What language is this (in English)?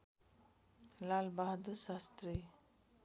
Nepali